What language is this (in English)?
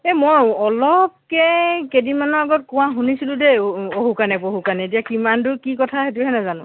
Assamese